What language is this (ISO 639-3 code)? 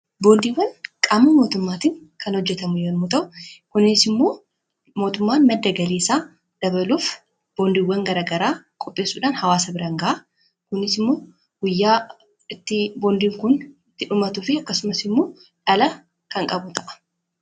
orm